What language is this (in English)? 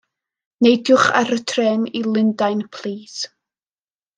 Welsh